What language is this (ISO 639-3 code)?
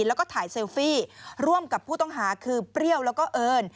tha